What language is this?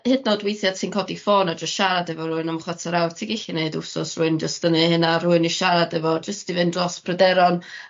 Welsh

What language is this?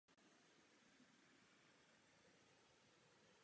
Czech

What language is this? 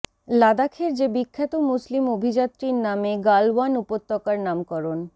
Bangla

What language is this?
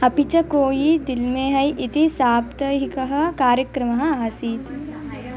Sanskrit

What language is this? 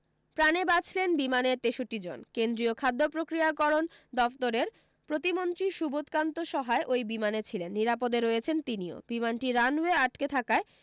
Bangla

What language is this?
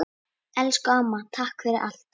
Icelandic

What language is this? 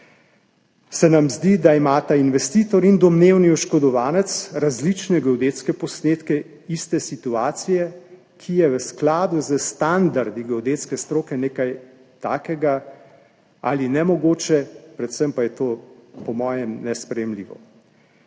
Slovenian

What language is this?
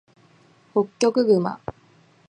Japanese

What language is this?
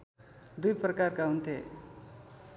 Nepali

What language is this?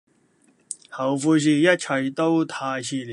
Cantonese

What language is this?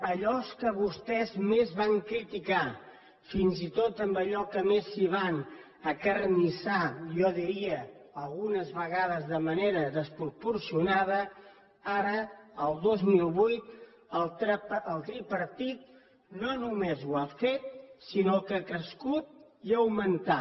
Catalan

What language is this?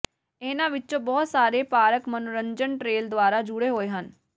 Punjabi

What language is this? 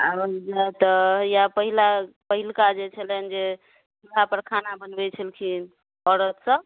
Maithili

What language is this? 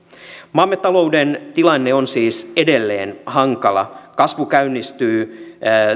Finnish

